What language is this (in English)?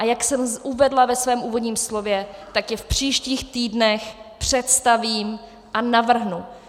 Czech